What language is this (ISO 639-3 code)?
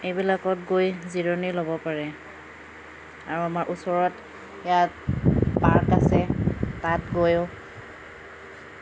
asm